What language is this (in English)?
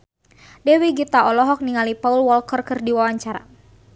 Sundanese